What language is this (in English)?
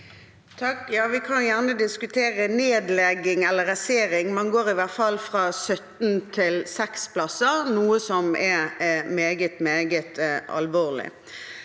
Norwegian